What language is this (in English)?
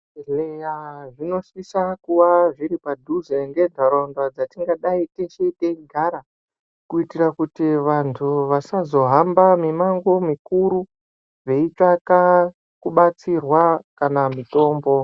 Ndau